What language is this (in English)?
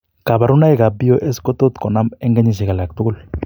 Kalenjin